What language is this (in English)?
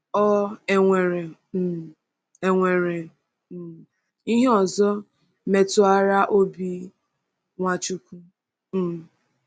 Igbo